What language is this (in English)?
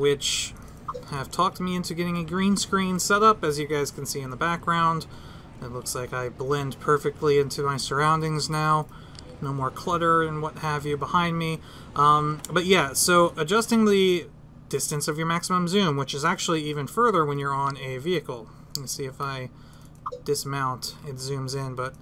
English